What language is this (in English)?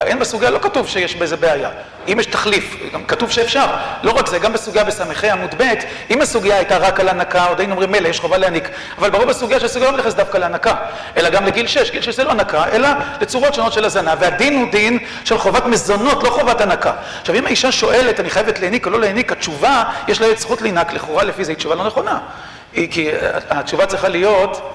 Hebrew